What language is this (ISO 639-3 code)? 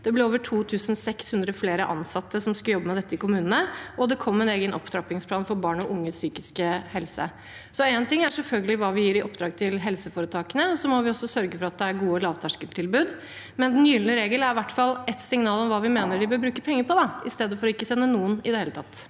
nor